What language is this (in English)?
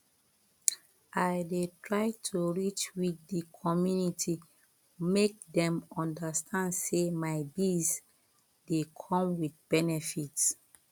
Nigerian Pidgin